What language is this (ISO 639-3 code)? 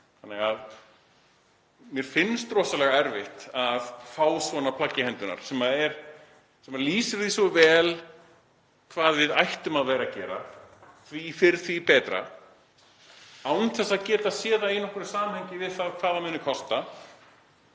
isl